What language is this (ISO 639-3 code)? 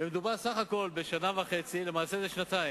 heb